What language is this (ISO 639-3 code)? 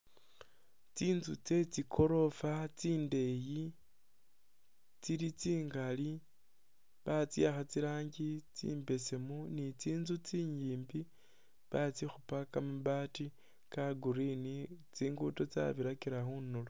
myx